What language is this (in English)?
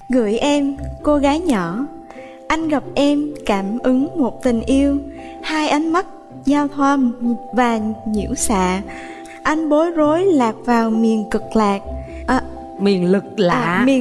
Vietnamese